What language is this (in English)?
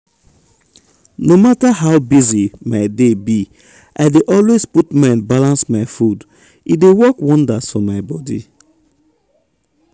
Nigerian Pidgin